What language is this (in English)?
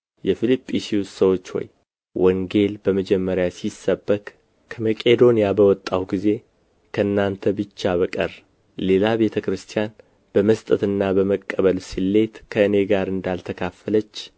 Amharic